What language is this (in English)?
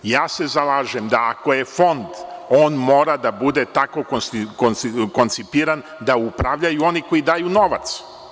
Serbian